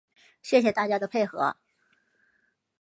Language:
Chinese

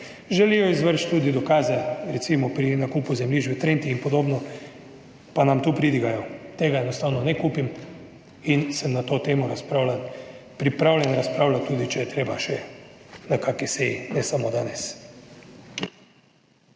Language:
Slovenian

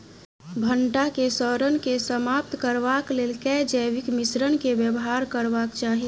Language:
Maithili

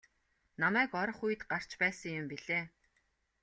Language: Mongolian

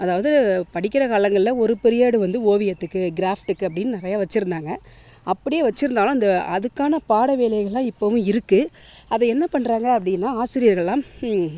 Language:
Tamil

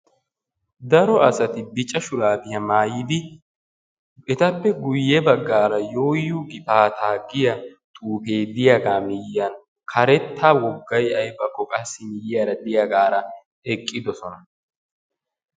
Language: Wolaytta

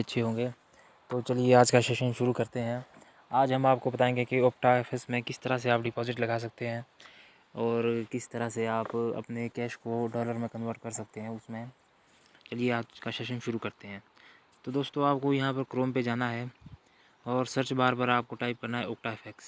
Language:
Hindi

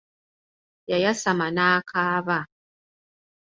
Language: Ganda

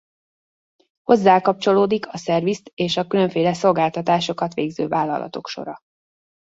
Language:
Hungarian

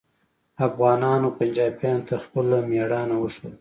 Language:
Pashto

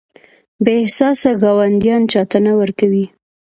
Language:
Pashto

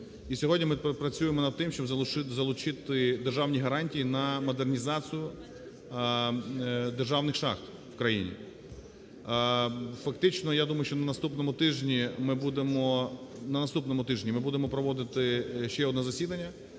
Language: Ukrainian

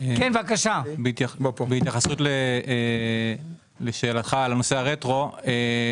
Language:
Hebrew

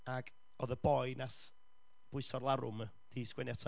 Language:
Welsh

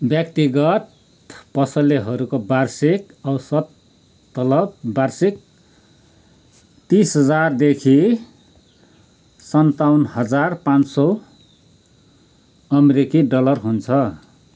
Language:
Nepali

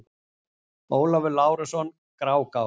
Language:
Icelandic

